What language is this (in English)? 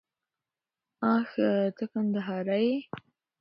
Pashto